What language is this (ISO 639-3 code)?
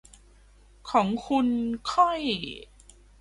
tha